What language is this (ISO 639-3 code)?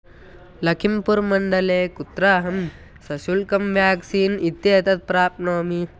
san